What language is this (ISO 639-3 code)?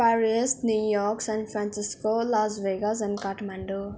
nep